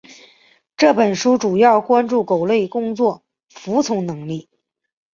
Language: Chinese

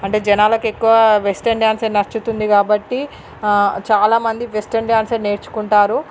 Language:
Telugu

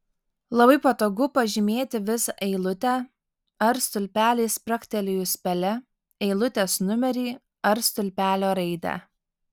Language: Lithuanian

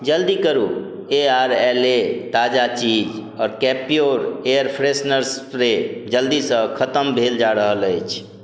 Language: Maithili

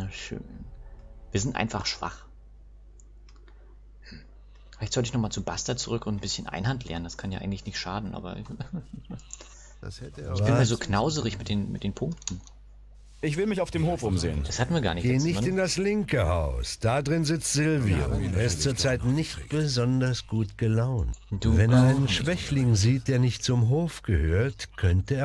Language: German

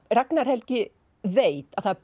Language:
Icelandic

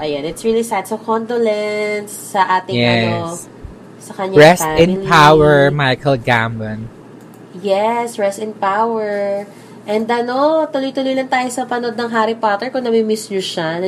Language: Filipino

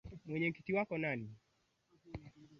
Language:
Swahili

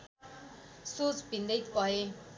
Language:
Nepali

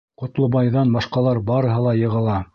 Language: Bashkir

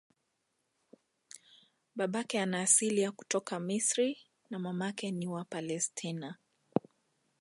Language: Swahili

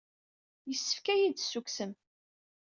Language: Kabyle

